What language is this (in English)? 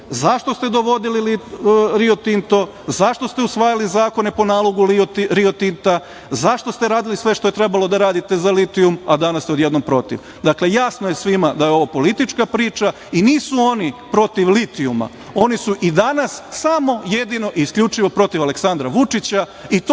Serbian